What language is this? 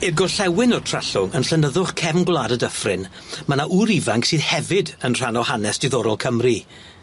Welsh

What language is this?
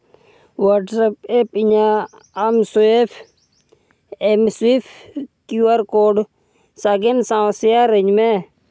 Santali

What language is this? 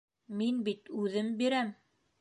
Bashkir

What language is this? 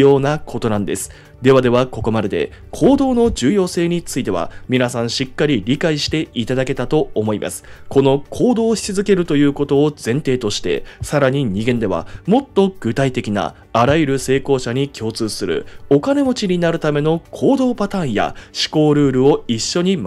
Japanese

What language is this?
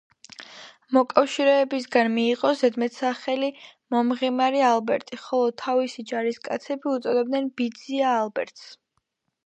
Georgian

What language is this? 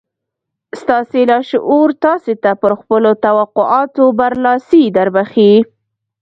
Pashto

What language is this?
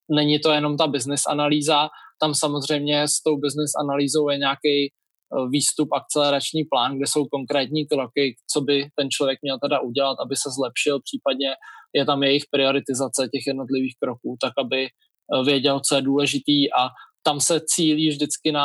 Czech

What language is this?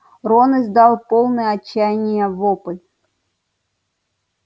Russian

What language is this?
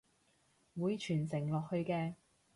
Cantonese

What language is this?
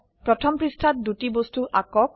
Assamese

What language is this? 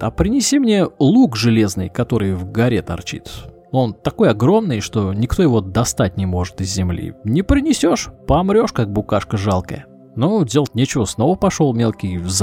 Russian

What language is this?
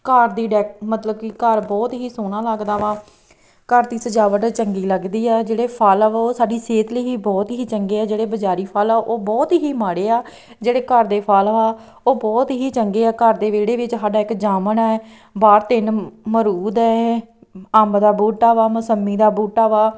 Punjabi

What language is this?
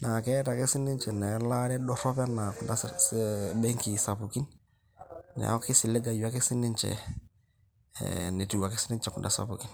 Masai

